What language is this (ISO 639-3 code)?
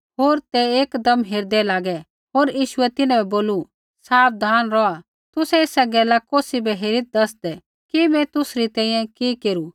kfx